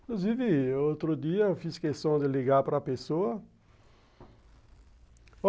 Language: Portuguese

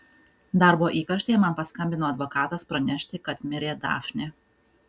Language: Lithuanian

